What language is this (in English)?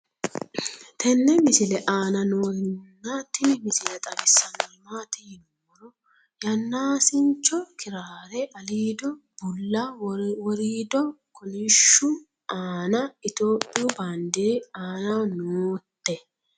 Sidamo